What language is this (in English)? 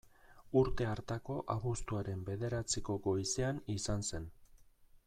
Basque